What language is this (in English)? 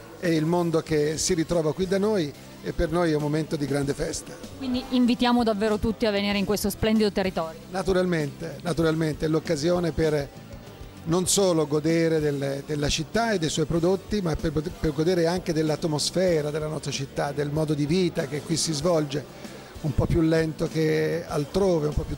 Italian